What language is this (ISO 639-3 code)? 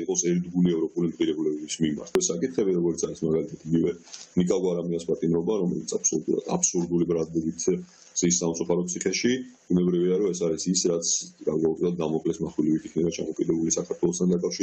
ron